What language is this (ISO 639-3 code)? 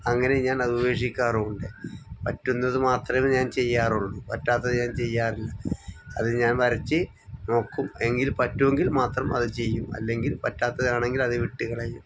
mal